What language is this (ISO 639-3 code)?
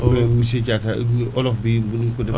wol